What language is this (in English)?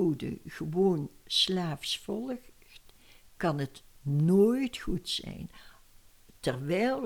Dutch